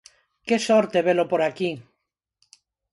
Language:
Galician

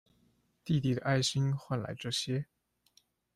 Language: Chinese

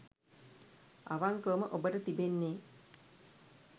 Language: Sinhala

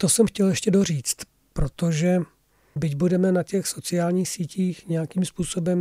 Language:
Czech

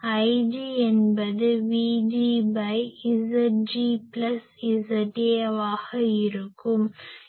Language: Tamil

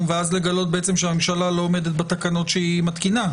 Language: Hebrew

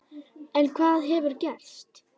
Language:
Icelandic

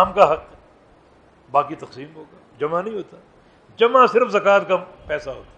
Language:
Urdu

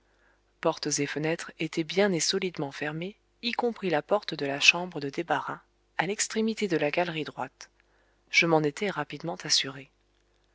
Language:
French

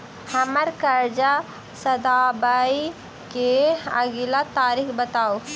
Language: Maithili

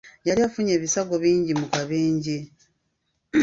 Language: Ganda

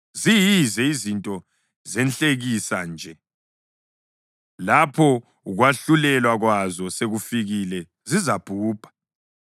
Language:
North Ndebele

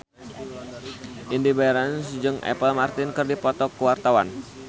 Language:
Sundanese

